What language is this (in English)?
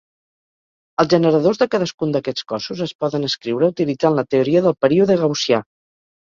Catalan